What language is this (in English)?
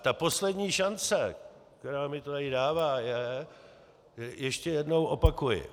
Czech